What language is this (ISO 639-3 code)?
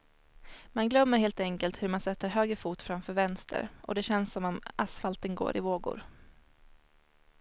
swe